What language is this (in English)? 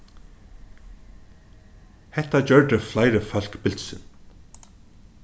Faroese